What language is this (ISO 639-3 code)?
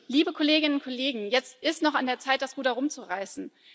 deu